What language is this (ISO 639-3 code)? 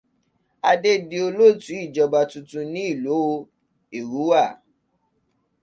yor